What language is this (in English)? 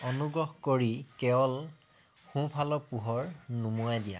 Assamese